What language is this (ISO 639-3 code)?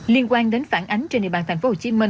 vie